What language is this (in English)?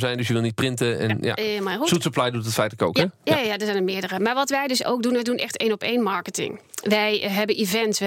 Dutch